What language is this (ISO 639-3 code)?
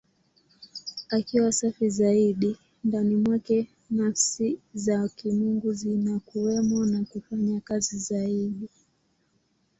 swa